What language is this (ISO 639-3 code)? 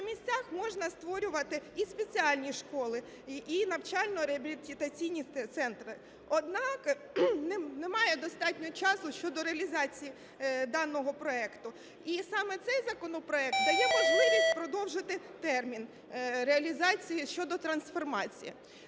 ukr